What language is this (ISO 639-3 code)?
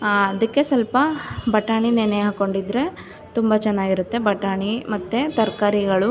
kan